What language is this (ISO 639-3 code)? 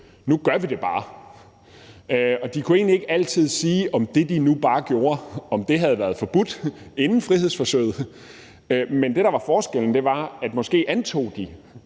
dan